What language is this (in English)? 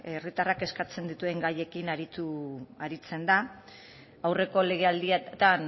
Basque